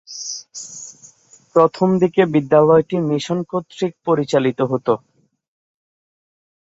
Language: Bangla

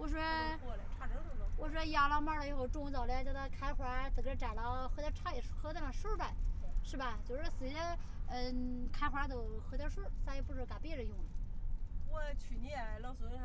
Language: Chinese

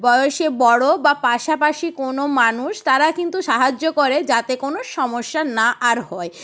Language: Bangla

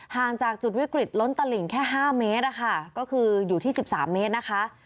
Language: Thai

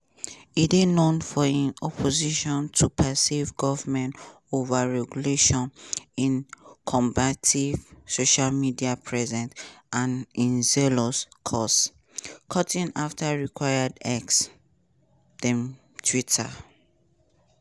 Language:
Nigerian Pidgin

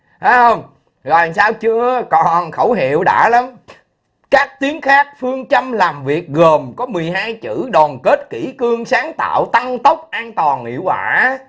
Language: Vietnamese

